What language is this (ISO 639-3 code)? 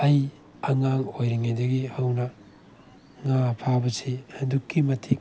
mni